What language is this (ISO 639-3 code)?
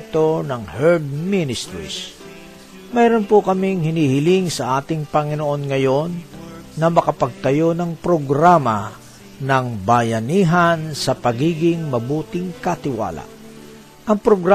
fil